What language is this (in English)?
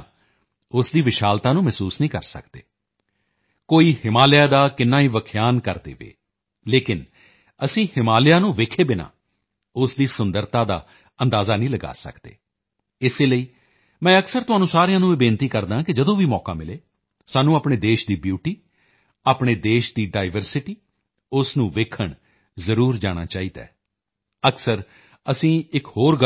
Punjabi